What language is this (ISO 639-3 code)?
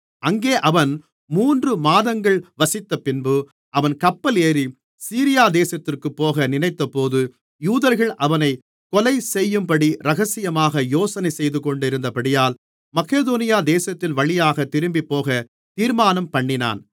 tam